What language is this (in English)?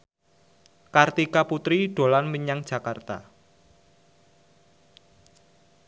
Javanese